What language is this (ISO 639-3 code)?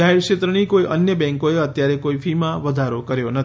guj